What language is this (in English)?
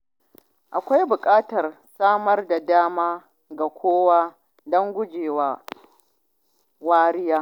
Hausa